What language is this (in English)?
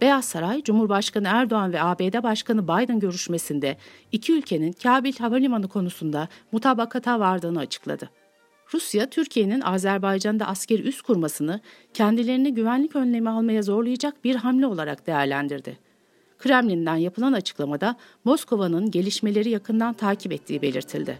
Turkish